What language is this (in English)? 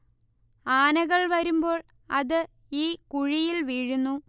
Malayalam